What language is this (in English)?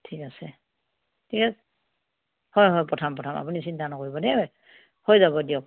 Assamese